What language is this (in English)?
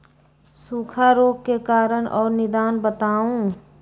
Magahi